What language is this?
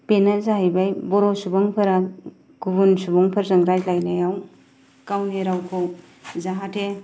Bodo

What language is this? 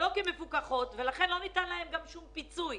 Hebrew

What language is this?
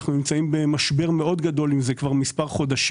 Hebrew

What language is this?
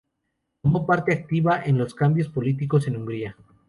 Spanish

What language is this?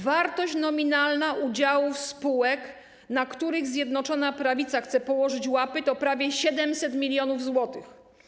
Polish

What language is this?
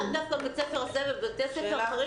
Hebrew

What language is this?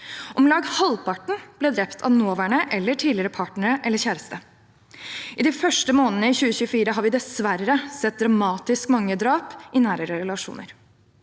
Norwegian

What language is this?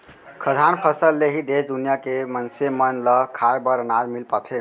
Chhattisgarhi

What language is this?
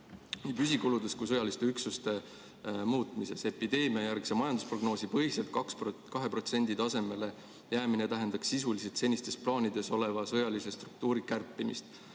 Estonian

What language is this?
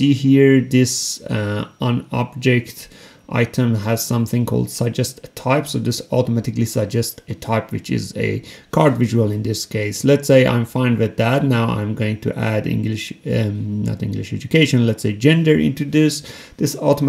English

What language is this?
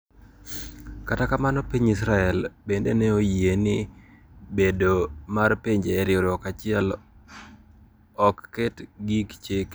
Luo (Kenya and Tanzania)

